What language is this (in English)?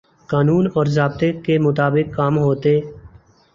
Urdu